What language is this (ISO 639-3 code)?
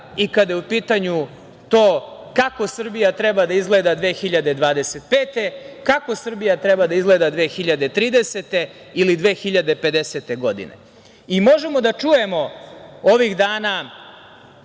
srp